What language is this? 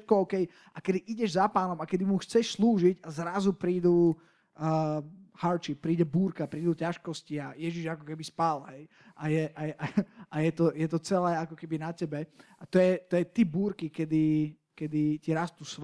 Slovak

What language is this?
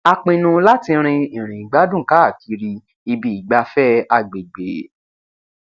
Yoruba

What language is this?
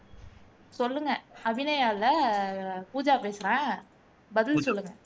Tamil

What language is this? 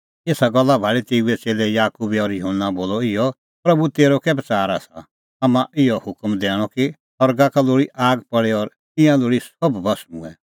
Kullu Pahari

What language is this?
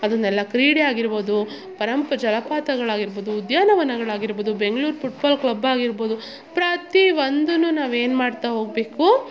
Kannada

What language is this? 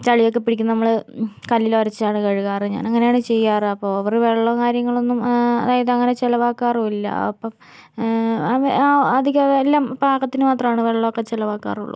Malayalam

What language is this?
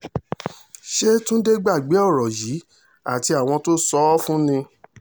Yoruba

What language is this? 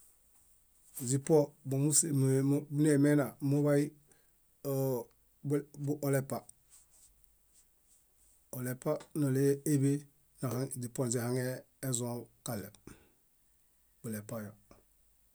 Bayot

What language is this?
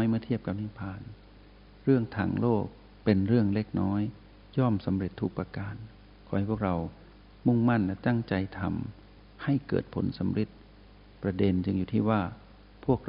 Thai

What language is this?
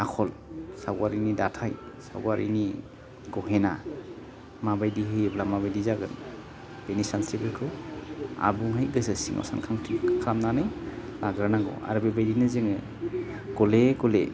Bodo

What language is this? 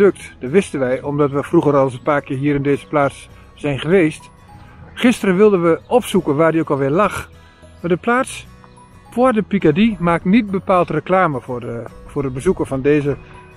Dutch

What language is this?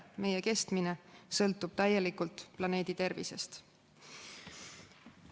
Estonian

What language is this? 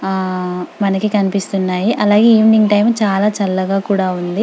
Telugu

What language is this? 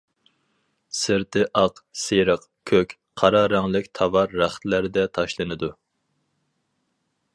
Uyghur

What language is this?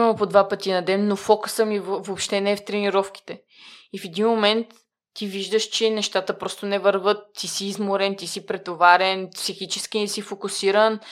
Bulgarian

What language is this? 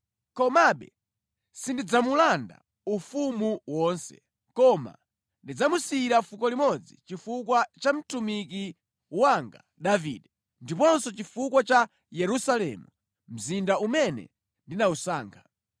Nyanja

